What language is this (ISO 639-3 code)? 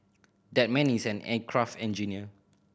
eng